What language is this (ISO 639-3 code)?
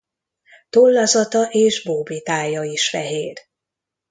hun